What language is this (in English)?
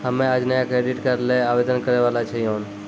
Maithili